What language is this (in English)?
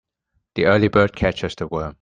English